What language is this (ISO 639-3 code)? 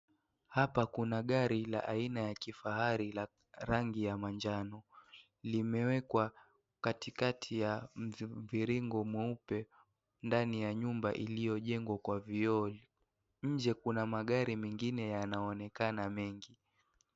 swa